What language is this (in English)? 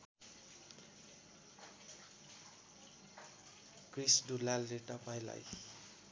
Nepali